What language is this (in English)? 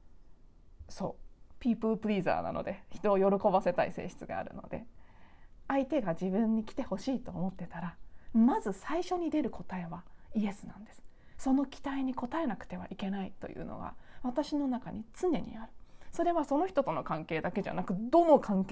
Japanese